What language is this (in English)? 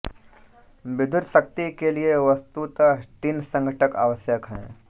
Hindi